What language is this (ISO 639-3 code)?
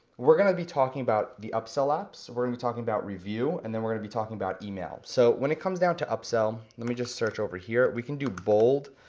eng